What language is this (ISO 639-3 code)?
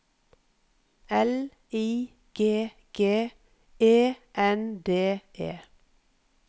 nor